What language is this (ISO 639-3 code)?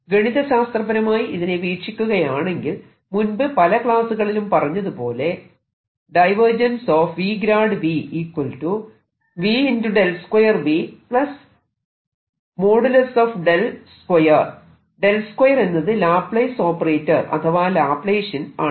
mal